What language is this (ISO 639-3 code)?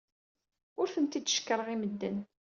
kab